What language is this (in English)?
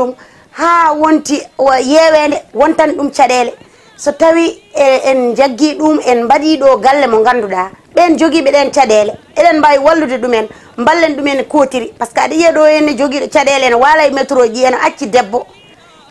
French